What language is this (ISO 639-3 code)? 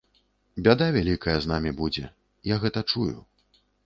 bel